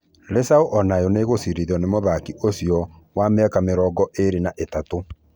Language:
Kikuyu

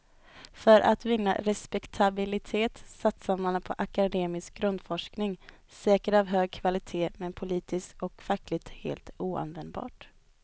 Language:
Swedish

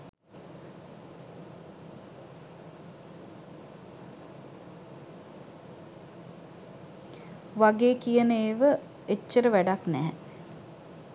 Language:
Sinhala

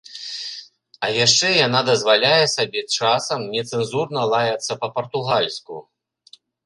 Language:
Belarusian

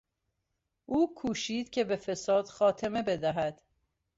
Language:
Persian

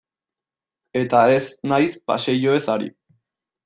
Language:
Basque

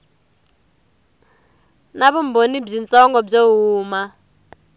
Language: Tsonga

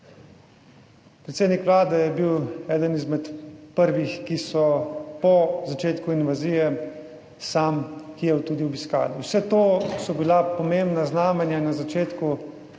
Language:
Slovenian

